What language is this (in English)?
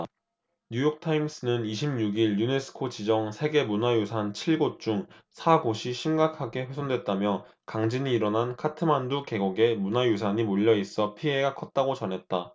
Korean